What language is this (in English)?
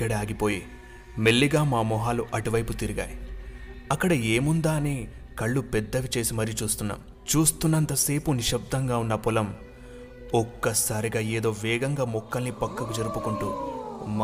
Telugu